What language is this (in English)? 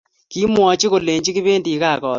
Kalenjin